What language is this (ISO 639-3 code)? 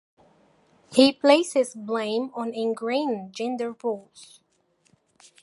eng